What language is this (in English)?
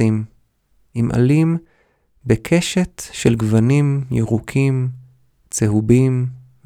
Hebrew